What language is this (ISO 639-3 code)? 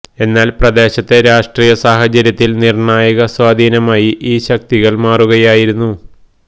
mal